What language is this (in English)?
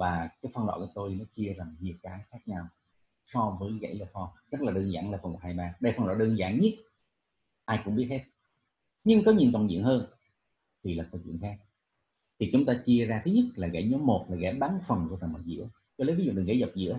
Vietnamese